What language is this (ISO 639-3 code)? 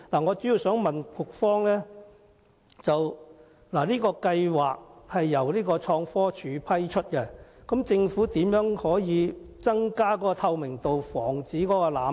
yue